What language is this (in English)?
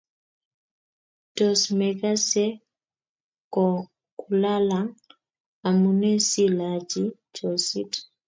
Kalenjin